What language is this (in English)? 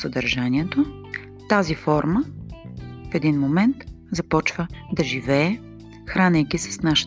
Bulgarian